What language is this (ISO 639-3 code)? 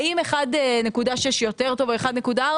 heb